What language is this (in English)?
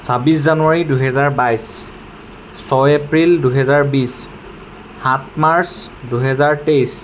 Assamese